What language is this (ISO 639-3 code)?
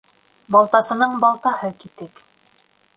bak